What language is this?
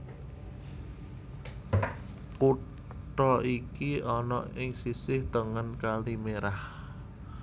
Javanese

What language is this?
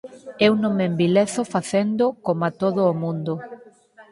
Galician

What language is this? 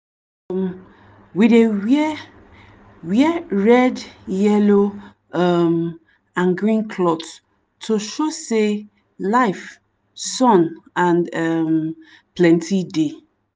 Nigerian Pidgin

